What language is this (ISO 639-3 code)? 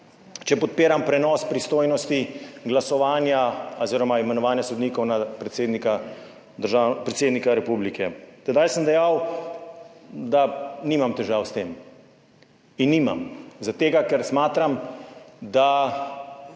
slv